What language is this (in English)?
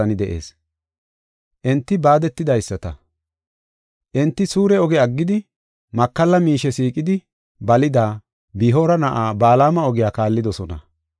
Gofa